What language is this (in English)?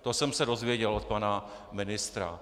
Czech